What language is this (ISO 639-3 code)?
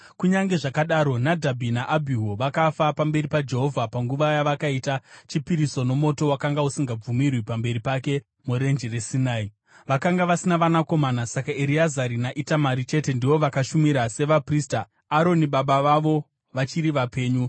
sna